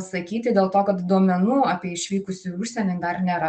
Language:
Lithuanian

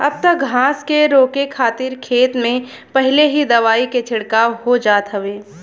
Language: Bhojpuri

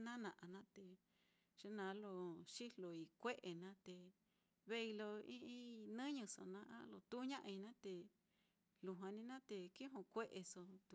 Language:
Mitlatongo Mixtec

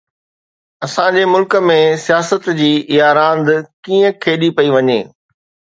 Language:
Sindhi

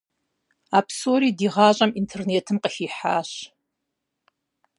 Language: Kabardian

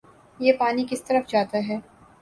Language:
Urdu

